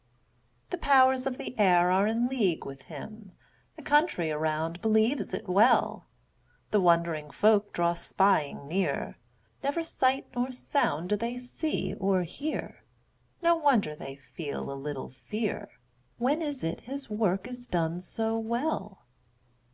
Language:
English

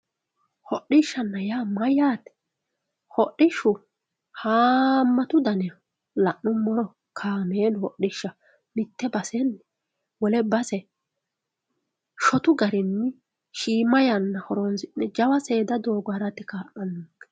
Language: Sidamo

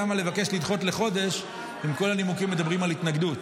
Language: Hebrew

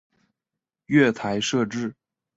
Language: Chinese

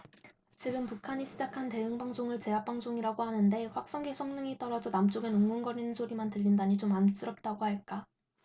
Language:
Korean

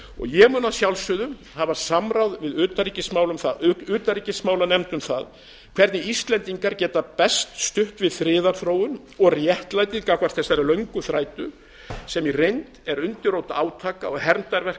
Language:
Icelandic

